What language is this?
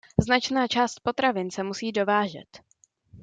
Czech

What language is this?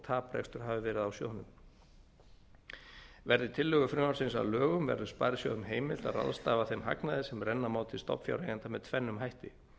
Icelandic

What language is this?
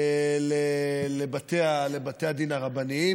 Hebrew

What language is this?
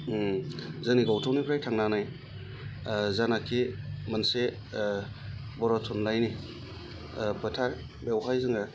Bodo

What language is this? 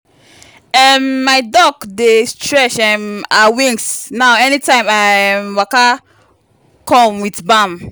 Nigerian Pidgin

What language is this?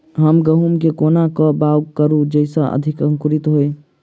Maithili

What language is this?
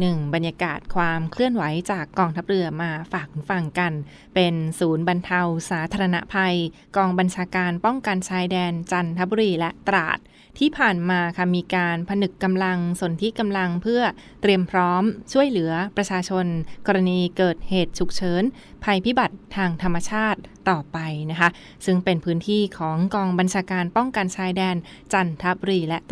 Thai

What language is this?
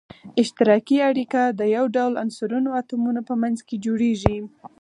Pashto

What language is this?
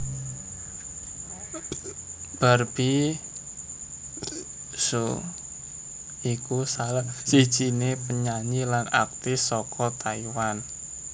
Javanese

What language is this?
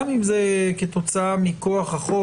Hebrew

